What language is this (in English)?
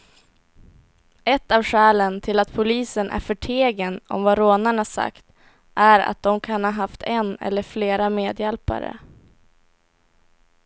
Swedish